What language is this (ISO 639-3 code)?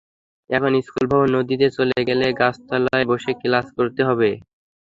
ben